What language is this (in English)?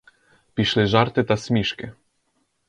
Ukrainian